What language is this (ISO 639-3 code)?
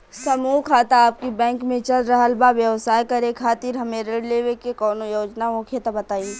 bho